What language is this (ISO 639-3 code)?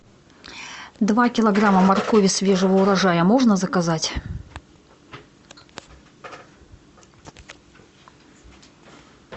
rus